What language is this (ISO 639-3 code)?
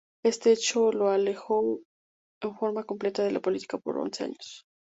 spa